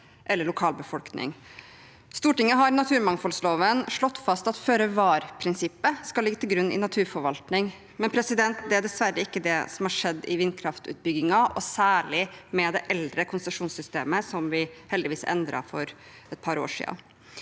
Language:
Norwegian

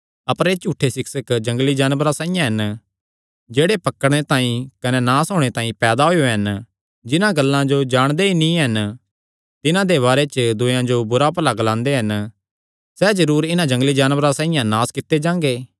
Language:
Kangri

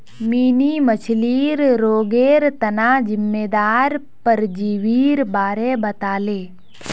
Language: Magahi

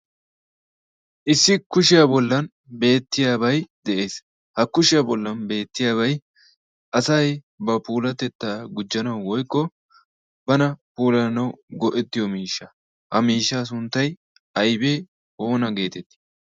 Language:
Wolaytta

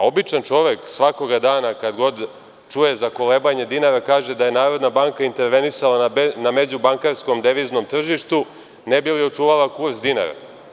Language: Serbian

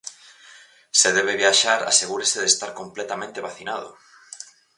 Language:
Galician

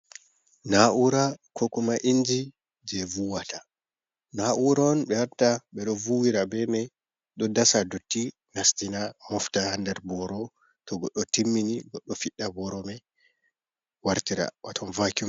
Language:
Fula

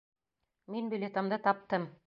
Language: Bashkir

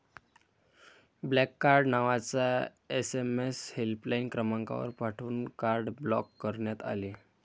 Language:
Marathi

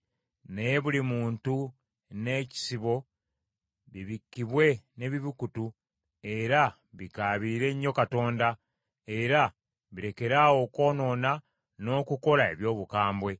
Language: Ganda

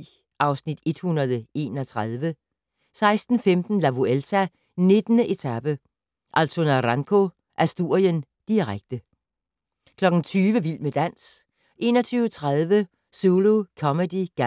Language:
Danish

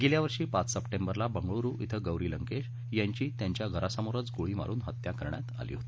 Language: Marathi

